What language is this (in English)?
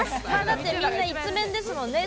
Japanese